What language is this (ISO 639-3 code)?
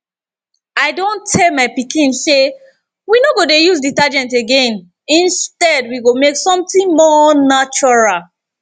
pcm